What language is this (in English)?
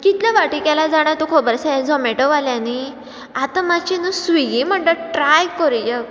Konkani